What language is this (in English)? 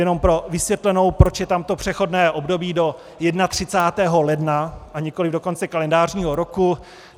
Czech